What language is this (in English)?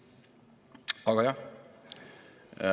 Estonian